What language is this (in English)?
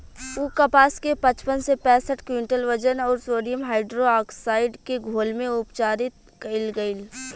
Bhojpuri